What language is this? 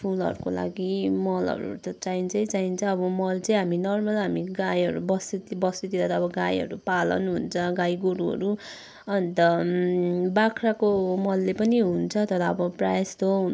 Nepali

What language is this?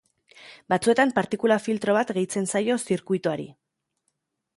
Basque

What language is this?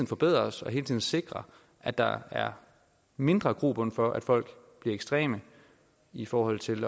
Danish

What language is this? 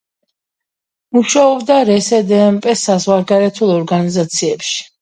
Georgian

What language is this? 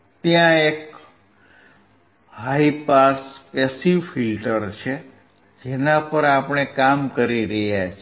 Gujarati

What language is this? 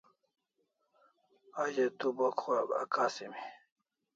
Kalasha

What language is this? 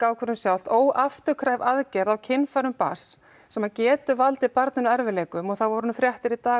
Icelandic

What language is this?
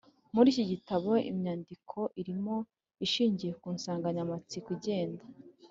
Kinyarwanda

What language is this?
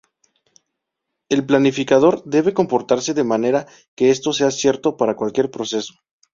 Spanish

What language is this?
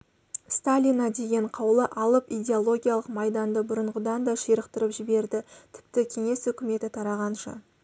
Kazakh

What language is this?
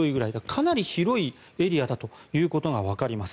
Japanese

